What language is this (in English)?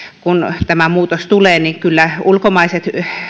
Finnish